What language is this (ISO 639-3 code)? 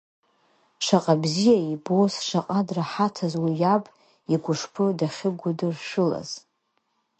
abk